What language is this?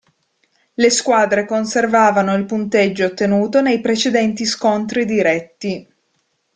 Italian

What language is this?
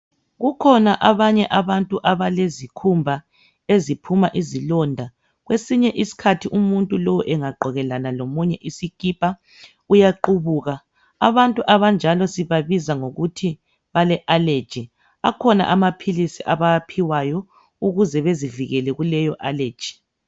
North Ndebele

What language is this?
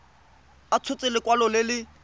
Tswana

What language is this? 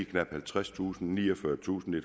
Danish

